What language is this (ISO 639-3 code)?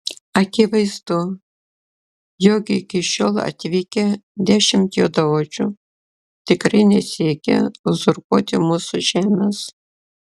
lit